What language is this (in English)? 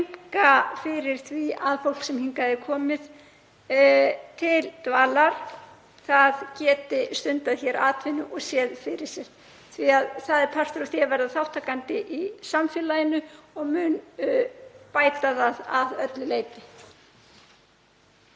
Icelandic